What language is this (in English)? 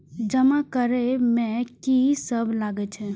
Maithili